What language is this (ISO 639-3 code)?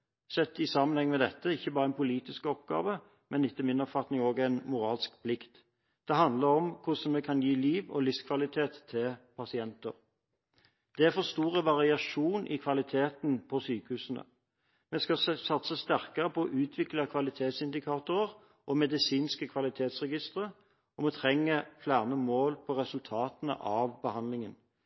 nob